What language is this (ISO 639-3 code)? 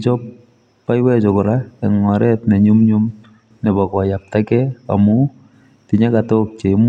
kln